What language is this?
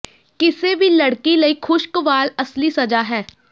Punjabi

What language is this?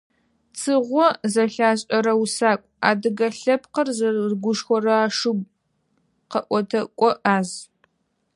Adyghe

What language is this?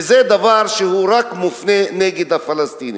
Hebrew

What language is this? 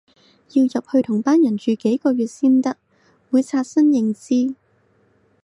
Cantonese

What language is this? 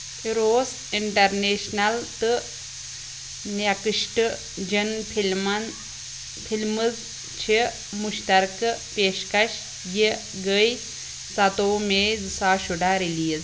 Kashmiri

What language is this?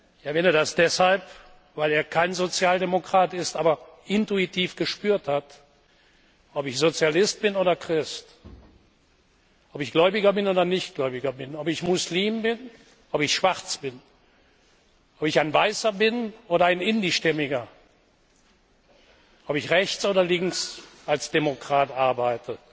German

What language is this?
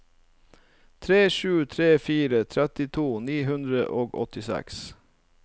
Norwegian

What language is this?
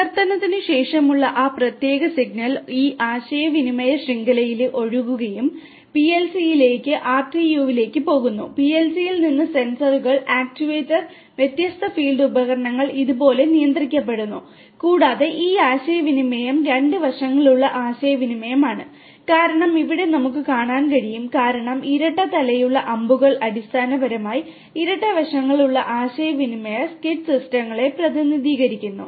Malayalam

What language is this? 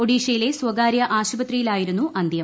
Malayalam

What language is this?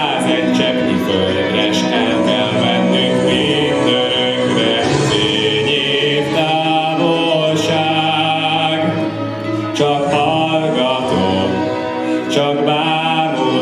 Hungarian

